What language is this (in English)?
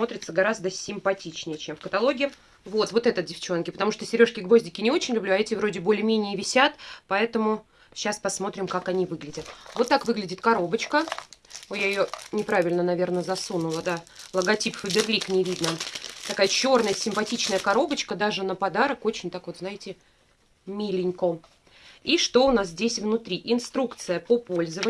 Russian